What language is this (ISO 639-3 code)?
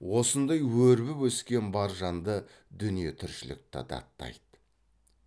kaz